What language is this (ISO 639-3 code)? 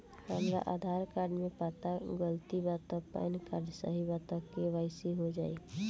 bho